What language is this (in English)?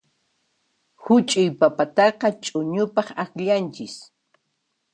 Puno Quechua